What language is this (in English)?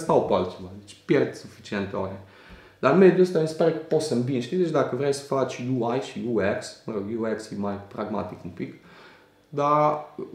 Romanian